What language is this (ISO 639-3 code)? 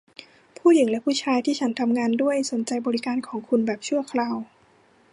tha